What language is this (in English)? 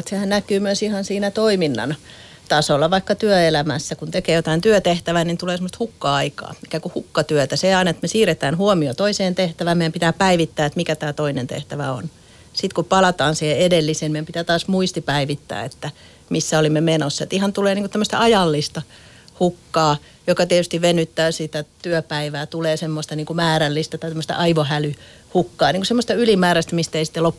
Finnish